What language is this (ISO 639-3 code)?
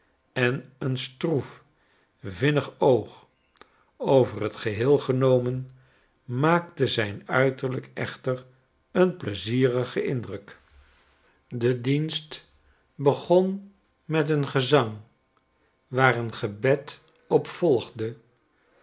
nld